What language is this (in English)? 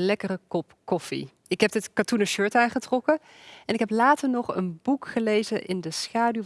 Dutch